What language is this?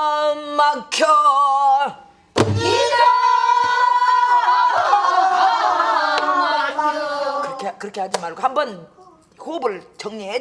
Korean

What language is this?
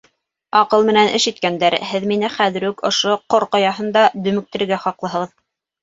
Bashkir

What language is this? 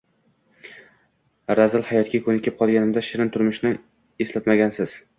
Uzbek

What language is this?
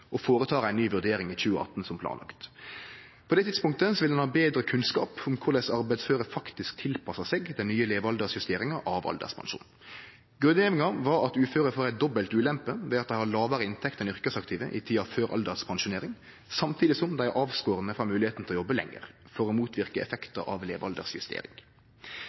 Norwegian Nynorsk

